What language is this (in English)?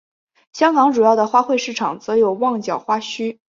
Chinese